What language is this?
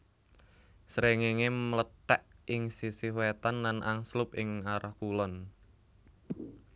Javanese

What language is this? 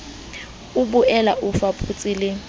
Southern Sotho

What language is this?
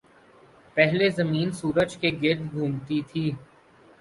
Urdu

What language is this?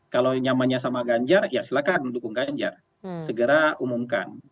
Indonesian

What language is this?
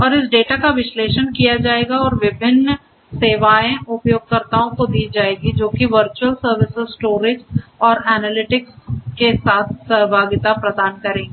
Hindi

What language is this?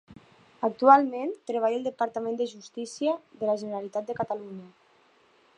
Catalan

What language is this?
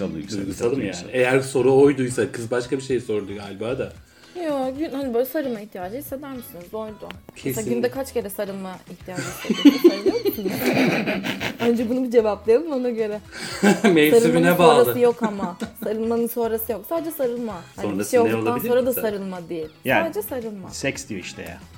Turkish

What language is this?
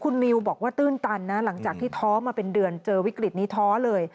Thai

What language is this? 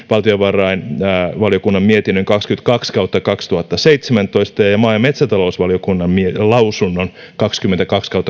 Finnish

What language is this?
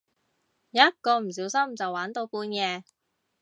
Cantonese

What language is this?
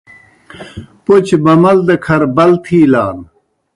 Kohistani Shina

